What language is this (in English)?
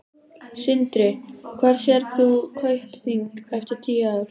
Icelandic